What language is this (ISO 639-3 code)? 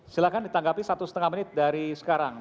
ind